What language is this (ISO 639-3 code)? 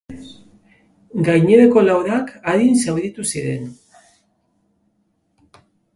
eus